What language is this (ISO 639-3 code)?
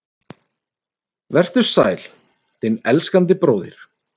isl